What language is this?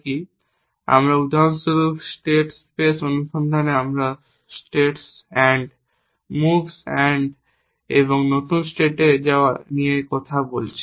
Bangla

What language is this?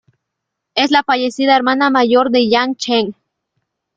Spanish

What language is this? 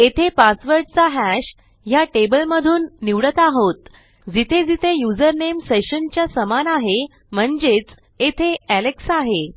Marathi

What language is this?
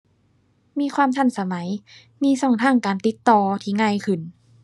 Thai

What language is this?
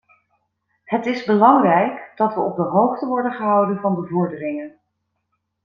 Dutch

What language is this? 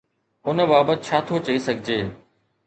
Sindhi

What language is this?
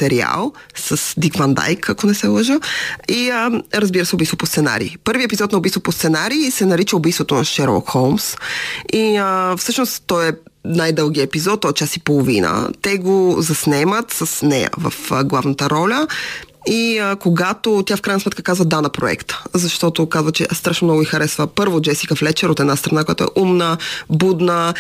Bulgarian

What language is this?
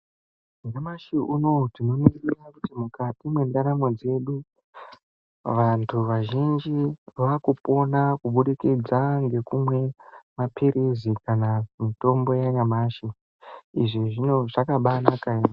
Ndau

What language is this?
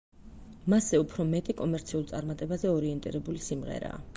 Georgian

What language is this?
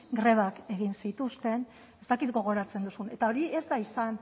Basque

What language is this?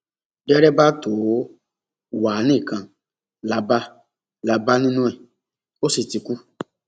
Yoruba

